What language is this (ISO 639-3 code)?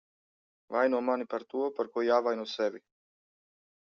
lav